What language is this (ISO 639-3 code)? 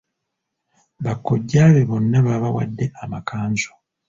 lug